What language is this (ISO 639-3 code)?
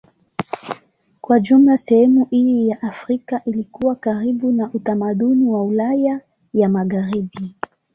swa